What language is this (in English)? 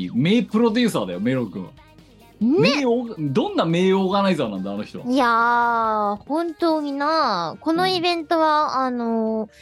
Japanese